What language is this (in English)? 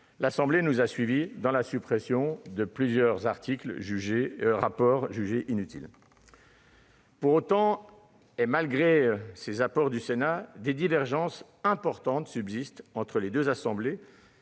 French